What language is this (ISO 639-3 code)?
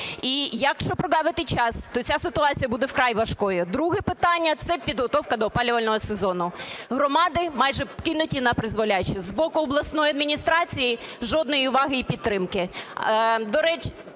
ukr